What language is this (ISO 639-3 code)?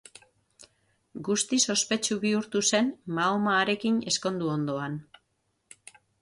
eus